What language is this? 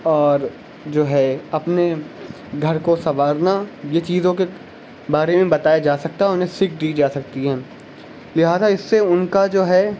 Urdu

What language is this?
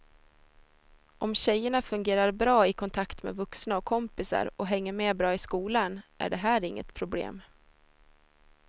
Swedish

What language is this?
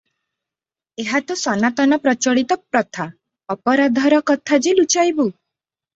Odia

